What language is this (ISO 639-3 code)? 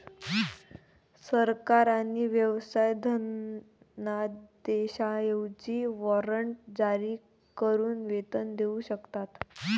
mar